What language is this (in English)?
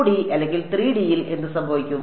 Malayalam